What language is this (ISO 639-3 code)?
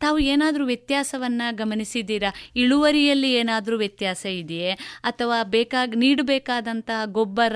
kan